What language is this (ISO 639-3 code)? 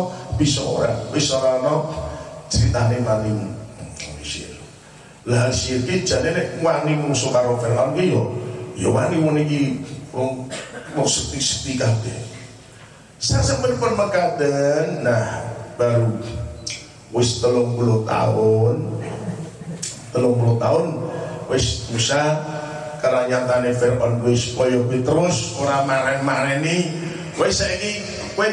ind